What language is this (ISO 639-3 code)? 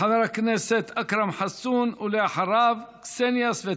heb